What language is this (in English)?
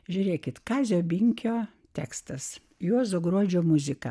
Lithuanian